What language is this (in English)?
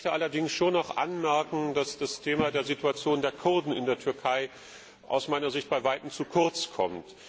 German